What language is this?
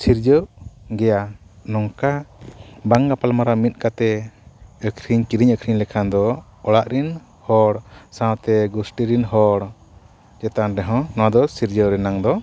Santali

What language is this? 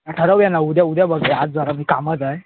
Marathi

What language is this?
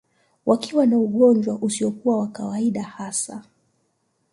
Swahili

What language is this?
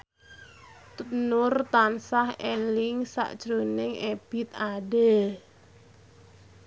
Javanese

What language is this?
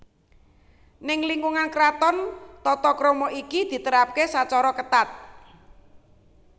Javanese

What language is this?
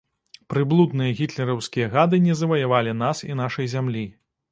Belarusian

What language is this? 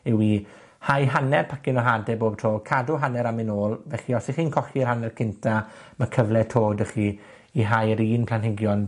Welsh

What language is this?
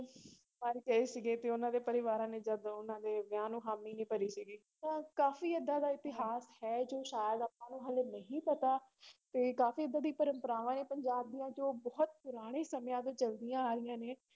Punjabi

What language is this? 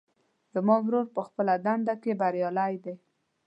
Pashto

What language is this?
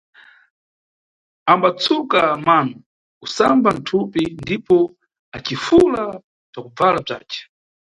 Nyungwe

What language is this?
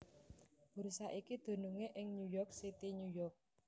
Javanese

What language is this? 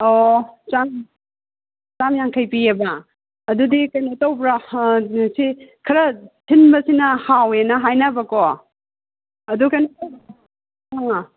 Manipuri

